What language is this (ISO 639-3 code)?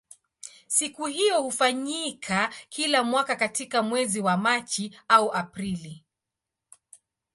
swa